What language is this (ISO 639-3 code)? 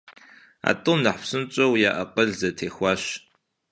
kbd